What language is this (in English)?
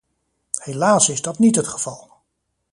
Dutch